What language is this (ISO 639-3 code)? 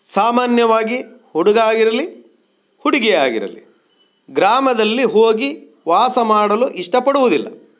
kan